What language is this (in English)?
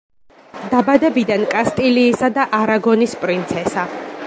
Georgian